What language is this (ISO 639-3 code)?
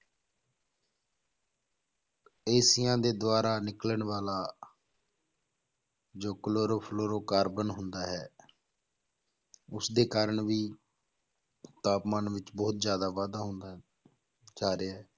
pan